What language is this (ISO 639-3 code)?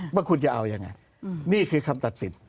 tha